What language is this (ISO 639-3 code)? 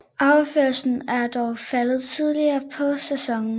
dan